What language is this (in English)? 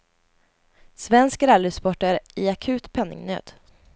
Swedish